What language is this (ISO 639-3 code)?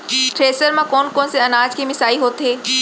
hne